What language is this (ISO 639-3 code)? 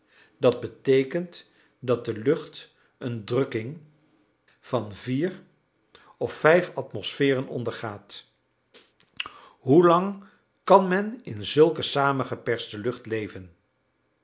nld